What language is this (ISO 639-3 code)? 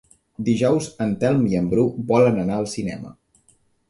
cat